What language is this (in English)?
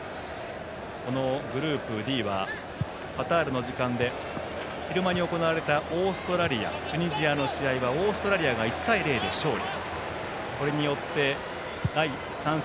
Japanese